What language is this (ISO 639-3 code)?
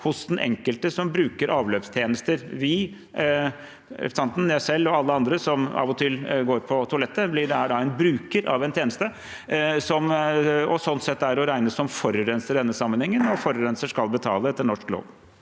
nor